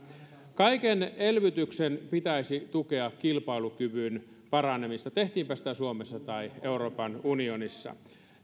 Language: Finnish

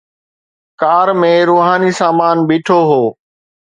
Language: Sindhi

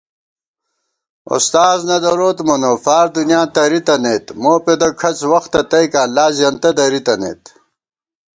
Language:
Gawar-Bati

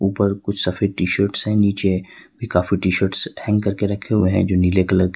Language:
Hindi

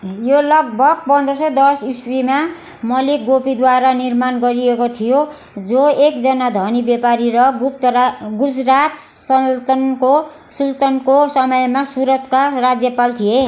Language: Nepali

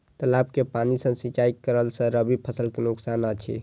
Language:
Maithili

